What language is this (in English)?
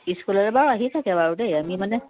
Assamese